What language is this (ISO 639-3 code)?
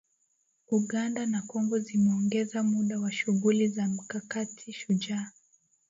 swa